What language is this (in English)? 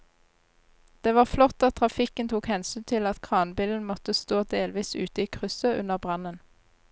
Norwegian